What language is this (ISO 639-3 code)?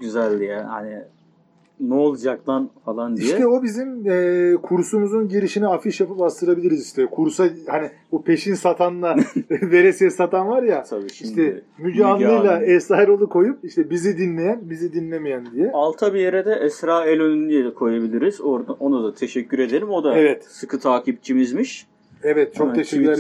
tur